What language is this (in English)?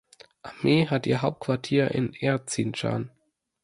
German